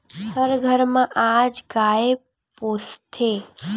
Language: Chhattisgarhi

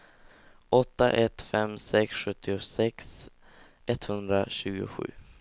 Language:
Swedish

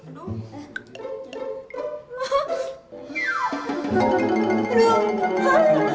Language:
Indonesian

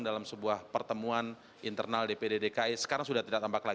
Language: Indonesian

